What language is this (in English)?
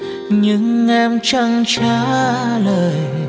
Vietnamese